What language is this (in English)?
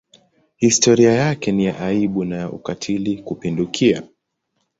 Swahili